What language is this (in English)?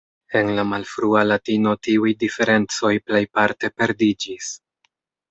Esperanto